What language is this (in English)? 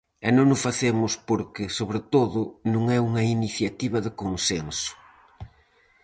Galician